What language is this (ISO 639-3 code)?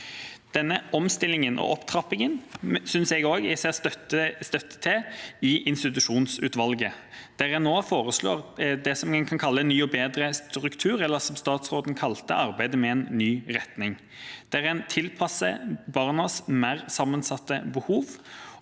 nor